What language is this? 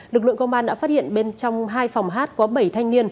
Vietnamese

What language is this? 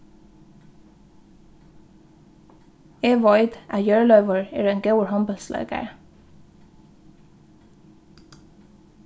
Faroese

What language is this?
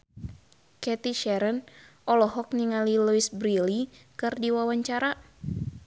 Sundanese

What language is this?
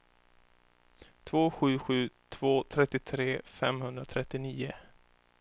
Swedish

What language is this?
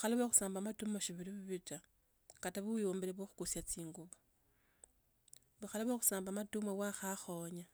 Tsotso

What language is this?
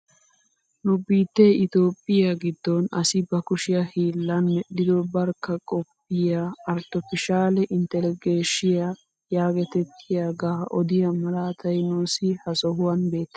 Wolaytta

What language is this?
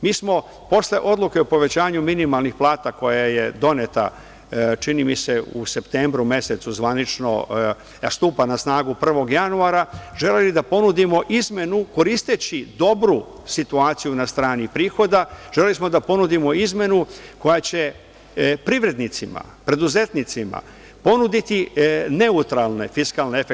Serbian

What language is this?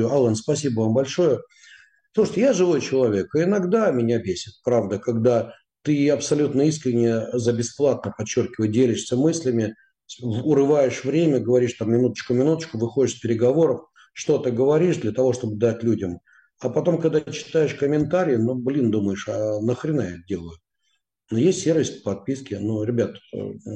Russian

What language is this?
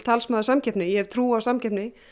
Icelandic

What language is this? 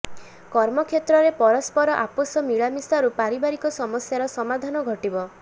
Odia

